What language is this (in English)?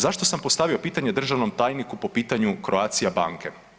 Croatian